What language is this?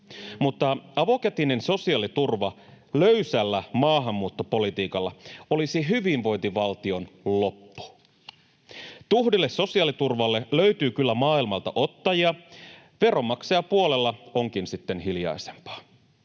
Finnish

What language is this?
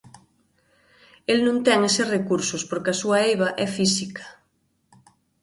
Galician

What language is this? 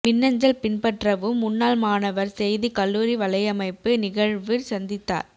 Tamil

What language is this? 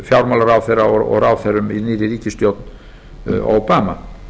Icelandic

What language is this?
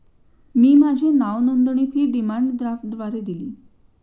Marathi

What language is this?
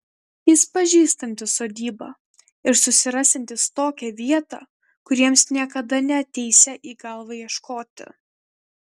Lithuanian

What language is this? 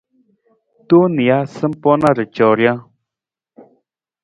Nawdm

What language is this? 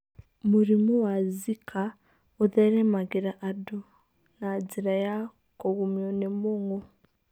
Kikuyu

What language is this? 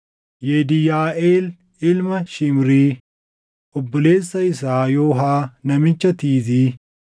Oromo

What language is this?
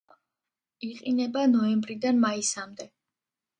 Georgian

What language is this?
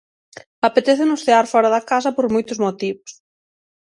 Galician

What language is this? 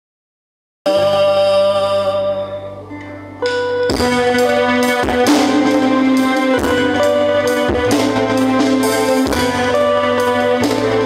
Arabic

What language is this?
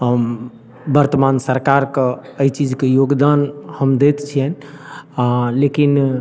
Maithili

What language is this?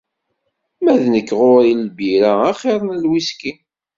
Kabyle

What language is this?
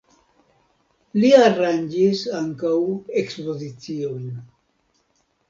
Esperanto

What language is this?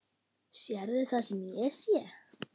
Icelandic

